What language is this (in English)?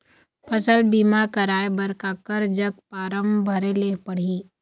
Chhattisgarhi